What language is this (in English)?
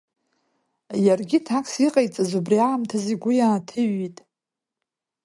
Abkhazian